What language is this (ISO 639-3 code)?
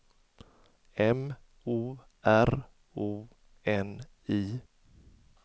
swe